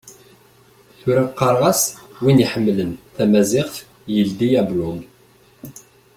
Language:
Kabyle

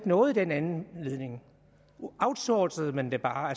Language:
Danish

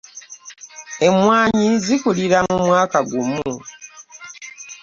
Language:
Ganda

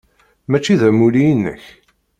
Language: Kabyle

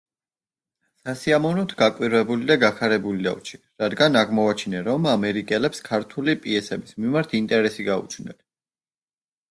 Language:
Georgian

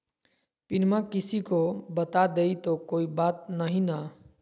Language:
Magahi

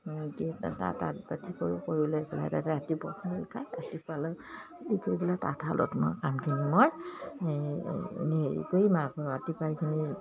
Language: Assamese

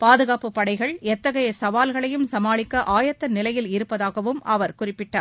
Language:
Tamil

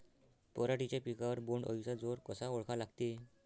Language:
Marathi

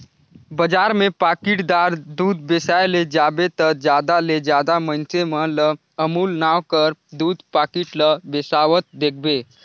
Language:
Chhattisgarhi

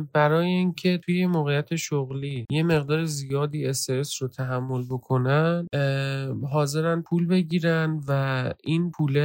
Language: Persian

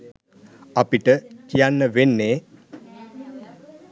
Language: Sinhala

